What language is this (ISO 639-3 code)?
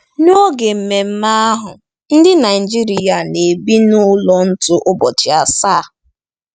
ibo